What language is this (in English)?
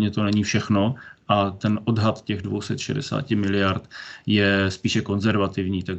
Czech